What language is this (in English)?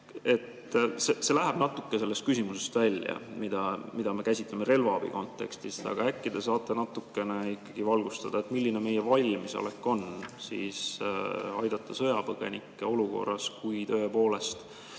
Estonian